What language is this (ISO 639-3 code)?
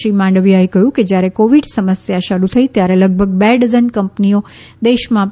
guj